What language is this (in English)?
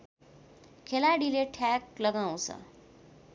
Nepali